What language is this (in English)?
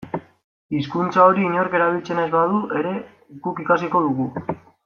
Basque